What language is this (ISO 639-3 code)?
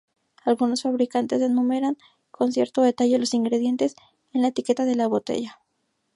spa